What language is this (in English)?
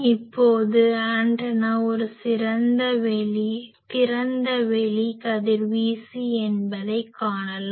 Tamil